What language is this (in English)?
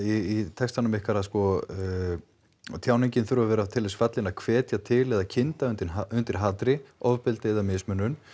Icelandic